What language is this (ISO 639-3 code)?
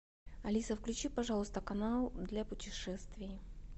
rus